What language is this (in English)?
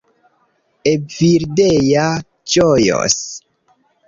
Esperanto